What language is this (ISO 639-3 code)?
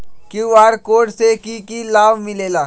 mag